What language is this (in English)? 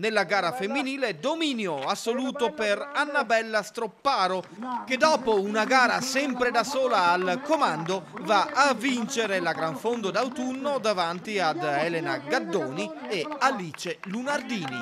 Italian